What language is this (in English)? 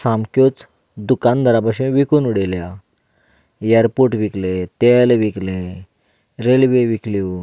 Konkani